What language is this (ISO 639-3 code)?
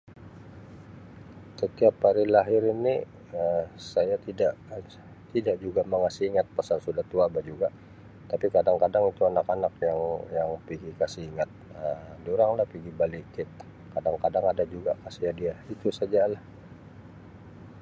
msi